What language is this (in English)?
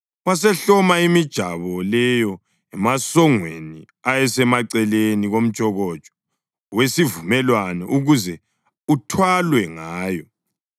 North Ndebele